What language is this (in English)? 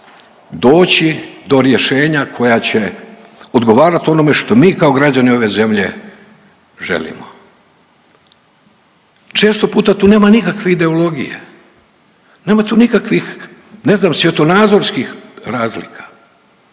Croatian